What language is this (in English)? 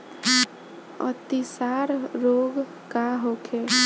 Bhojpuri